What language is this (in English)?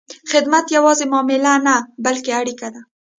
Pashto